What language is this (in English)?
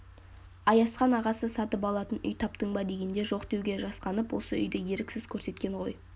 Kazakh